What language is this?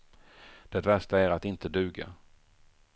Swedish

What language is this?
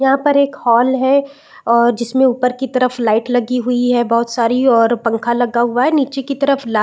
Hindi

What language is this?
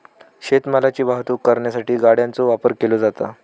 Marathi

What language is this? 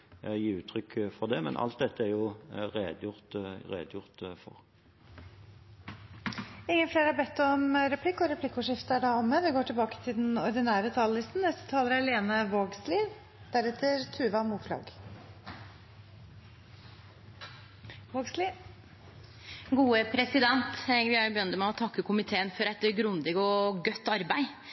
Norwegian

